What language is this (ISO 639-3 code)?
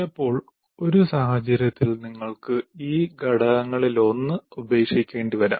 mal